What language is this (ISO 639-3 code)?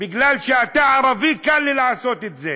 heb